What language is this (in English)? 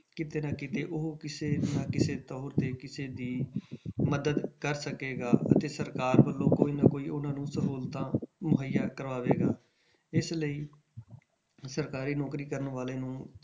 Punjabi